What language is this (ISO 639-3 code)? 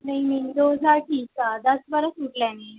pan